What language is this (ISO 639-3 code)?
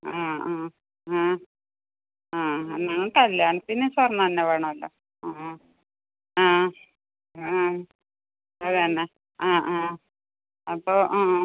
mal